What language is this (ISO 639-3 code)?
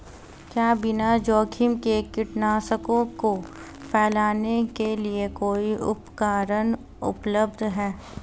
hin